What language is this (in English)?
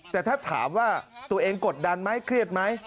Thai